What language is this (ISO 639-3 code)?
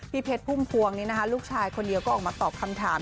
tha